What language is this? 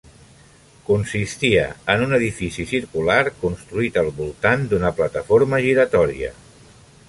Catalan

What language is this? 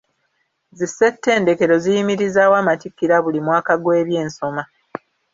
Ganda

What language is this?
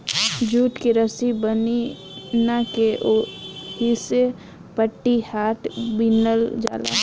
Bhojpuri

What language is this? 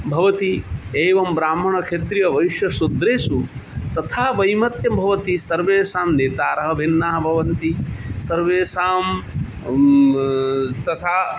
Sanskrit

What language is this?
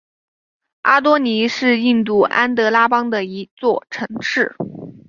Chinese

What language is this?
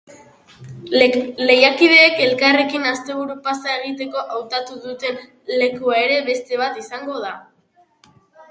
Basque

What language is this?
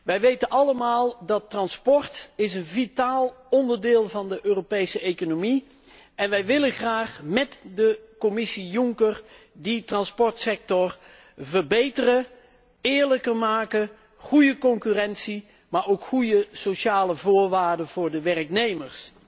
Dutch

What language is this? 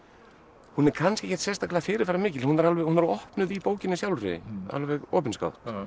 Icelandic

